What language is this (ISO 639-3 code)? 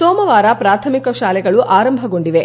kan